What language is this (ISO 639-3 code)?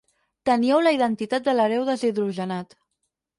cat